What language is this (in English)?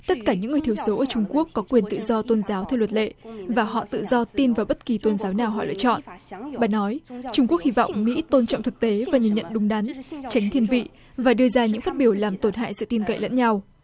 Vietnamese